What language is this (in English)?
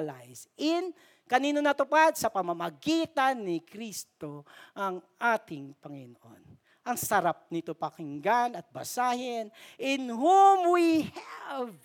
Filipino